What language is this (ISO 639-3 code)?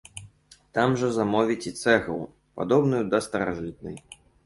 bel